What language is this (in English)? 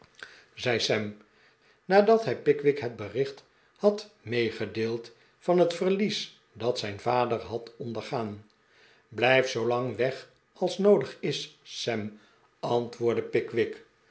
Dutch